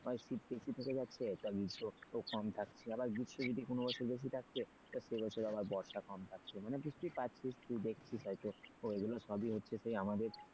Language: Bangla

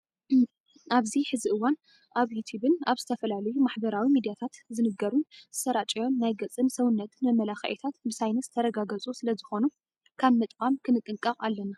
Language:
Tigrinya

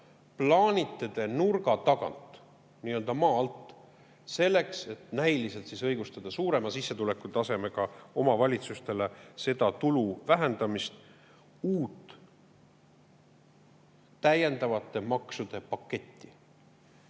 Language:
Estonian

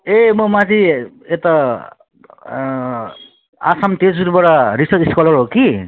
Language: Nepali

